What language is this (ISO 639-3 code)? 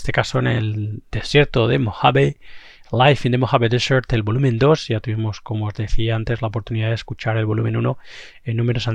spa